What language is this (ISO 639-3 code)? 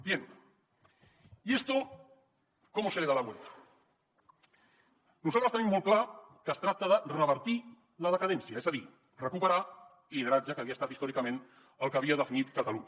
cat